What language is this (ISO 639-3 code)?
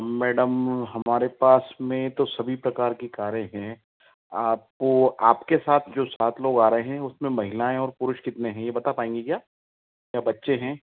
hin